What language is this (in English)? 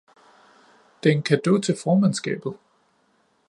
Danish